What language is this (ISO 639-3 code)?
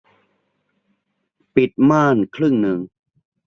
tha